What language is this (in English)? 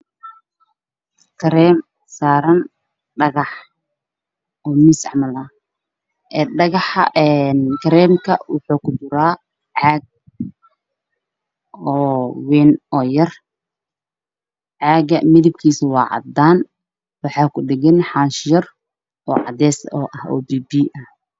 Somali